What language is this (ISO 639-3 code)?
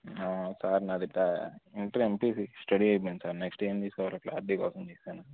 tel